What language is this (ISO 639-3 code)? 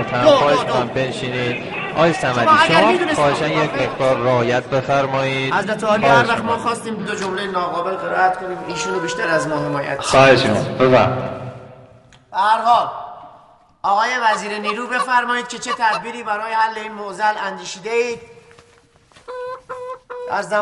fas